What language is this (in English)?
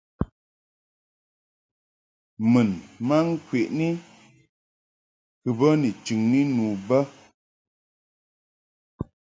Mungaka